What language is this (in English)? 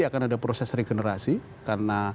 Indonesian